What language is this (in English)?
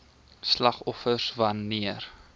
Afrikaans